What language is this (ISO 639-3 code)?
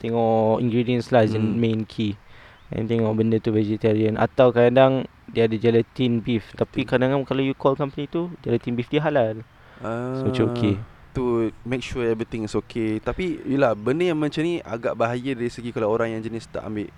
msa